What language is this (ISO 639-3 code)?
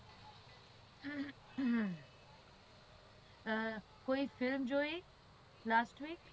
guj